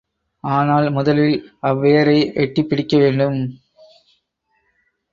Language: Tamil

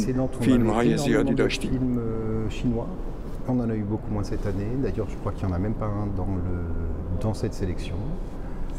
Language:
Persian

